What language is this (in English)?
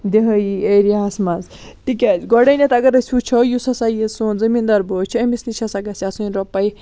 Kashmiri